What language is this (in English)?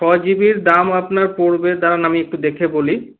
Bangla